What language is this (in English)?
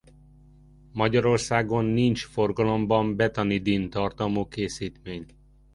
Hungarian